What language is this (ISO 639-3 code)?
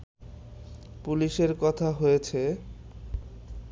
ben